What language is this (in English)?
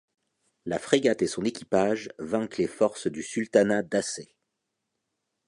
French